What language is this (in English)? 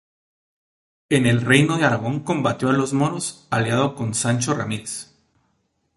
Spanish